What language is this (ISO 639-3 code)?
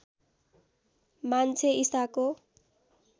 nep